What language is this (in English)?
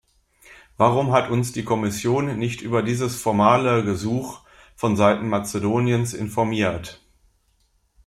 German